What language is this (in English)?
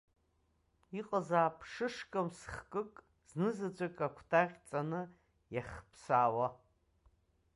Abkhazian